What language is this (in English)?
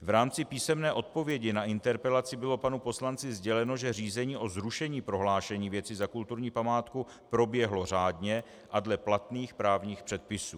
Czech